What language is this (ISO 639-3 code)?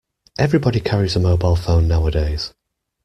eng